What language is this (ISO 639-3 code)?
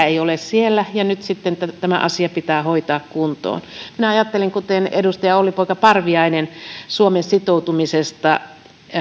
fin